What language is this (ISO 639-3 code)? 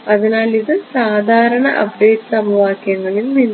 mal